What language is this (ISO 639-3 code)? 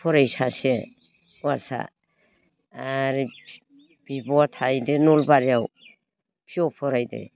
brx